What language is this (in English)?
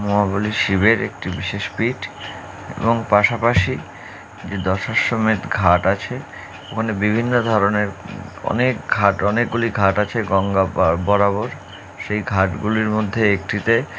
Bangla